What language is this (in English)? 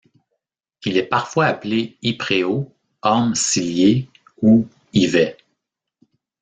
French